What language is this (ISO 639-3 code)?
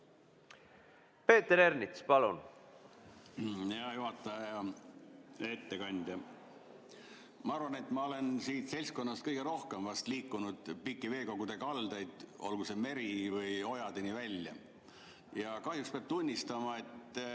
est